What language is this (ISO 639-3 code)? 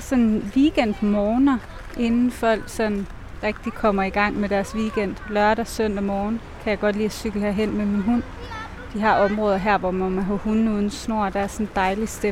dan